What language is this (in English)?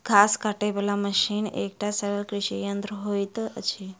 Maithili